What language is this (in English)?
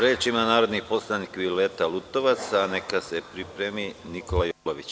Serbian